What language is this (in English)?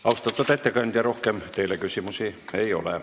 Estonian